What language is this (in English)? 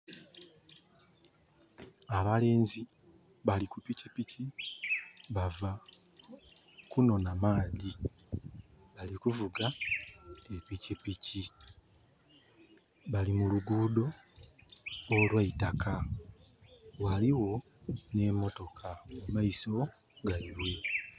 Soga